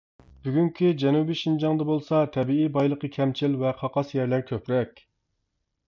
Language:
Uyghur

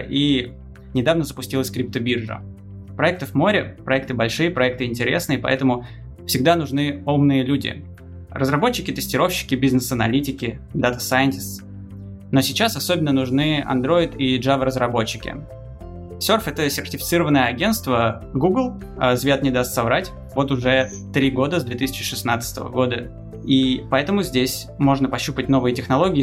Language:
Russian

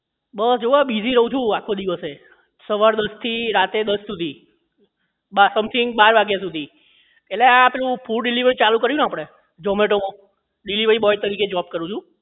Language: Gujarati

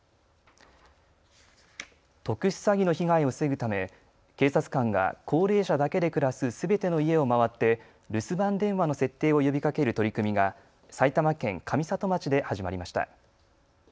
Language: Japanese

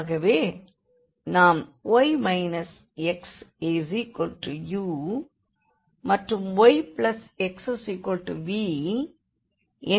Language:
Tamil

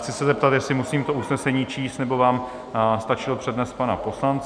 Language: Czech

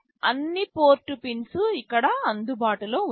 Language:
Telugu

